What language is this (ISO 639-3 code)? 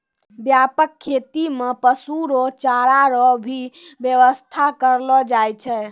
mai